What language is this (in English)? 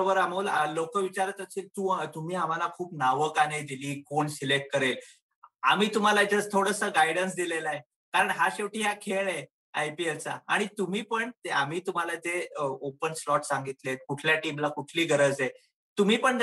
Marathi